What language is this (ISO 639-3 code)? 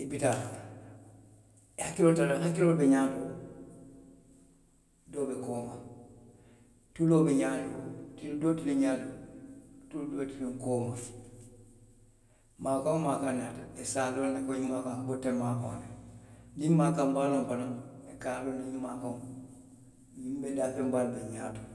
mlq